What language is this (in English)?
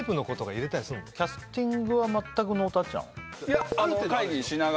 Japanese